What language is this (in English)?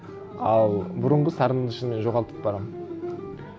Kazakh